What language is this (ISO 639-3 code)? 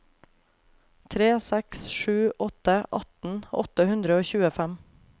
nor